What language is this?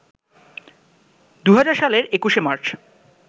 Bangla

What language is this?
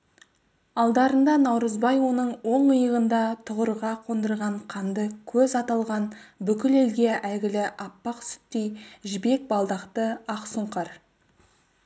Kazakh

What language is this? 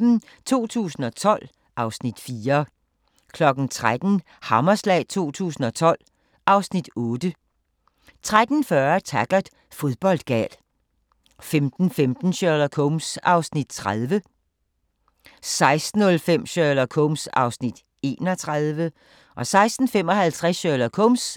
Danish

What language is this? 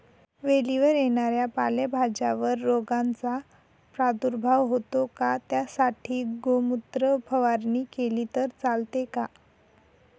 Marathi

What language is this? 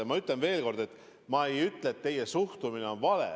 Estonian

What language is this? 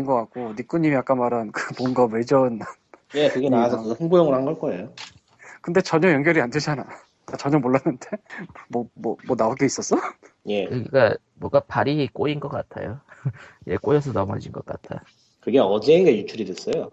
Korean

